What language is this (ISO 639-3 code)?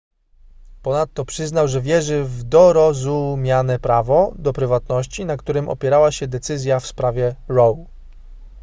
pol